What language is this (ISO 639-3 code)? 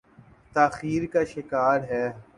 urd